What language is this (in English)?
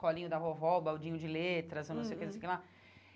Portuguese